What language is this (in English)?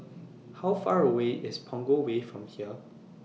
English